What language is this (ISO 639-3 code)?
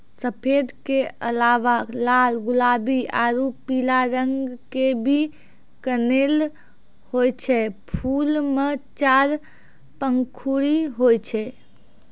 mai